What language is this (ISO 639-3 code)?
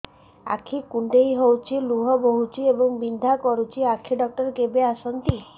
ori